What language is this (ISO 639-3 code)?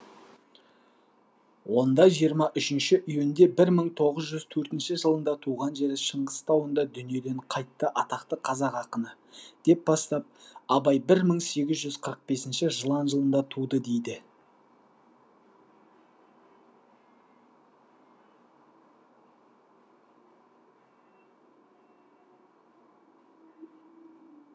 kaz